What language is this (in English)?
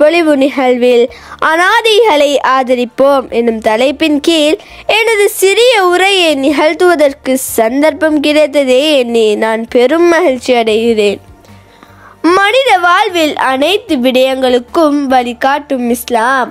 Arabic